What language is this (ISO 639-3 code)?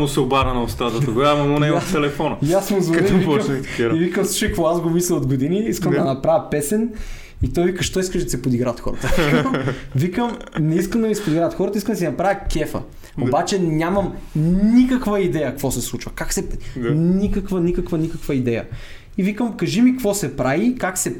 bul